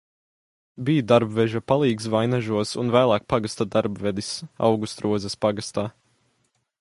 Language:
Latvian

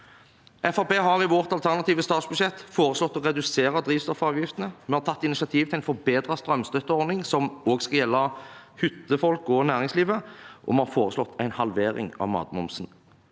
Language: Norwegian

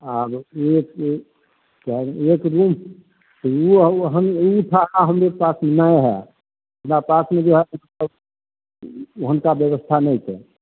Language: Maithili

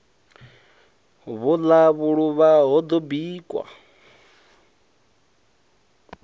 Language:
Venda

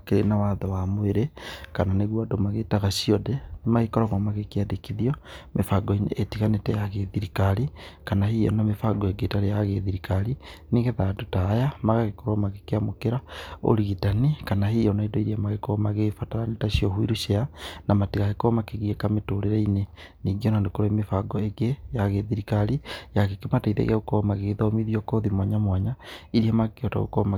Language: Kikuyu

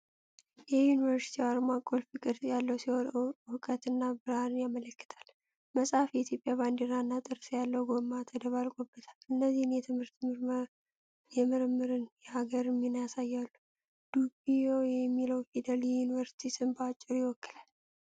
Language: Amharic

